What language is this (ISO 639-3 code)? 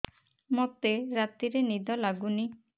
ori